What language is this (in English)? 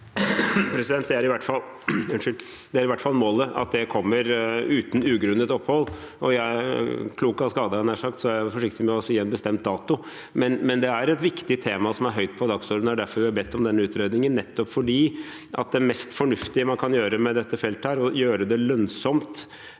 Norwegian